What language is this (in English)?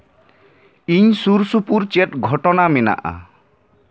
Santali